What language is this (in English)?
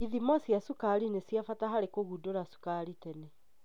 Kikuyu